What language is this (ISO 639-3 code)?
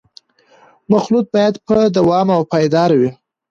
pus